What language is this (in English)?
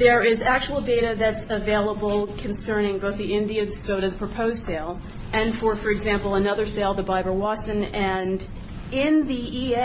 English